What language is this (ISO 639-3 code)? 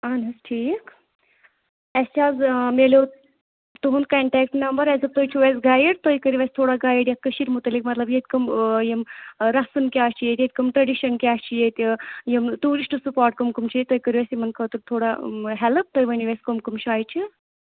kas